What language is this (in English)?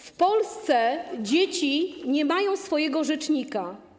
Polish